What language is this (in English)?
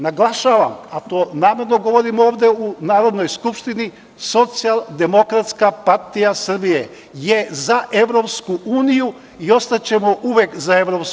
Serbian